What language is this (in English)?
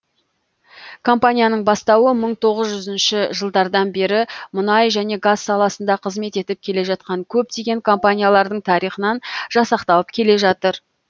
Kazakh